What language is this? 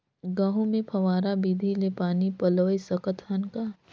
Chhattisgarhi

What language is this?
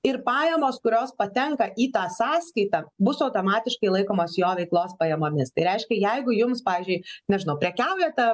Lithuanian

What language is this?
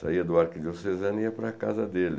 Portuguese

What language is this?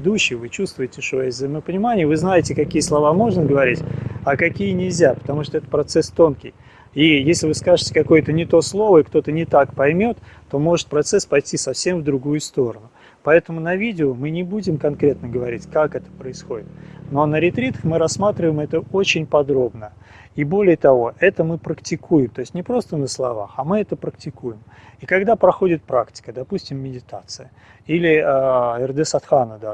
Italian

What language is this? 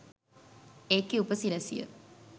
Sinhala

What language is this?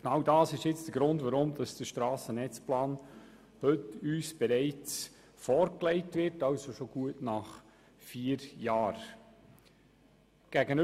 Swiss German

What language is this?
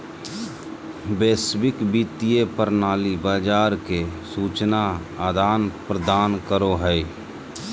Magahi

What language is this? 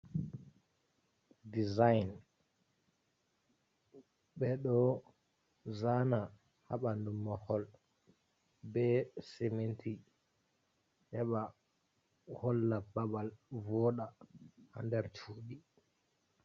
Fula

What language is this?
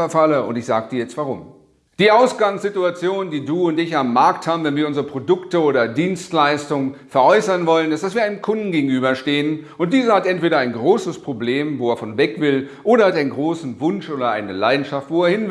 German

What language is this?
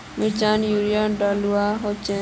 Magahi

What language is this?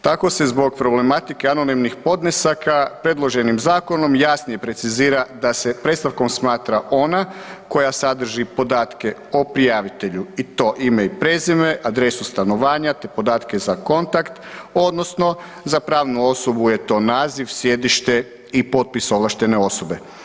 Croatian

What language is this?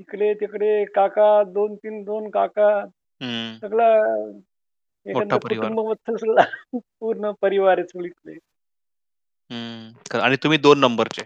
Marathi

